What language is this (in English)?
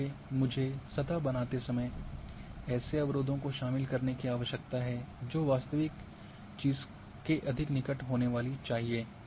Hindi